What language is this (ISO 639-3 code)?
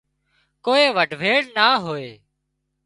kxp